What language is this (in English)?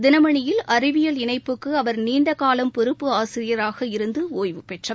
Tamil